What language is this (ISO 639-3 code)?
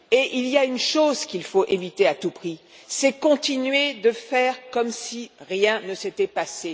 fra